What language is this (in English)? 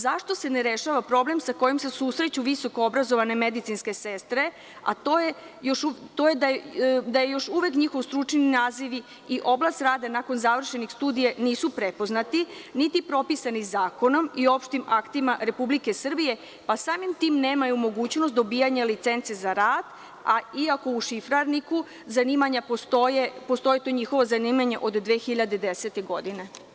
Serbian